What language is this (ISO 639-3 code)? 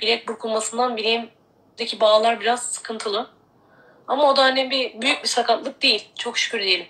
tur